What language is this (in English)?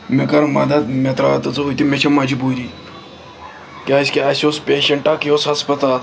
Kashmiri